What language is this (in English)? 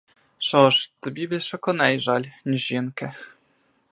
Ukrainian